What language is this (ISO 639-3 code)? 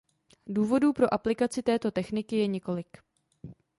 ces